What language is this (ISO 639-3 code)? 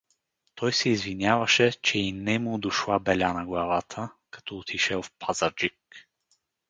bul